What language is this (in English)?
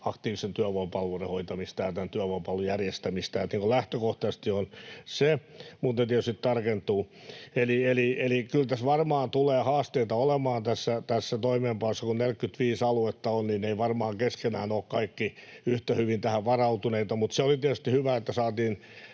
Finnish